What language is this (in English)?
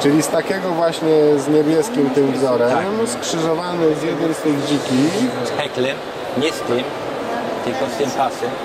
Polish